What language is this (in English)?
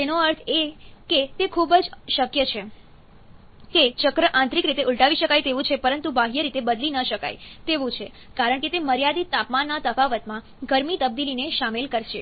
Gujarati